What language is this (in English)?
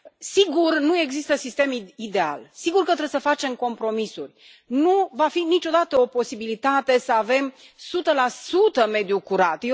Romanian